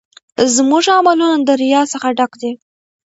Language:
Pashto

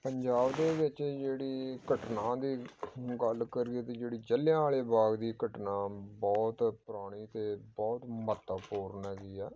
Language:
Punjabi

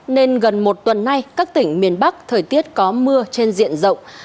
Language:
Vietnamese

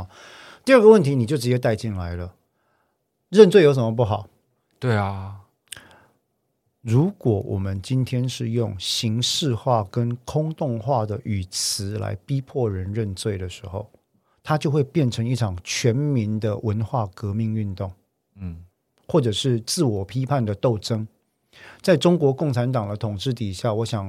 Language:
Chinese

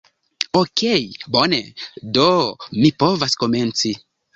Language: Esperanto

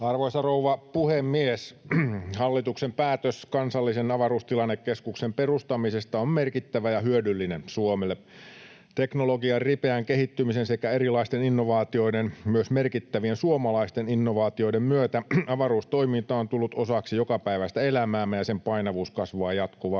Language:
Finnish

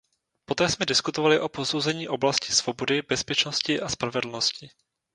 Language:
Czech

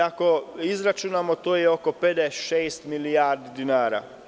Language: Serbian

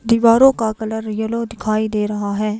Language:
Hindi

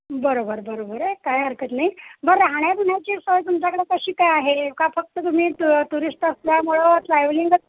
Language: Marathi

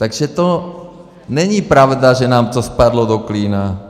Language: Czech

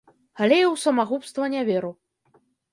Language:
Belarusian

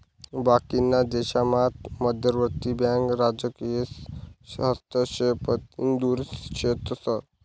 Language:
Marathi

